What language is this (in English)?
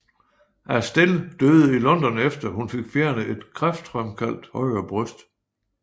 Danish